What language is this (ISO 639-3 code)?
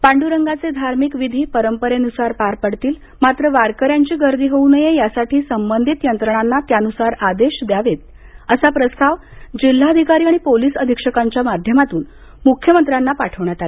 mar